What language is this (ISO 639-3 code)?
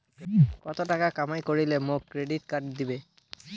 ben